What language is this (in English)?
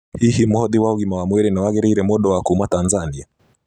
Kikuyu